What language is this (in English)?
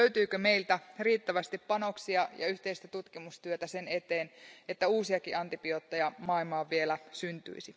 Finnish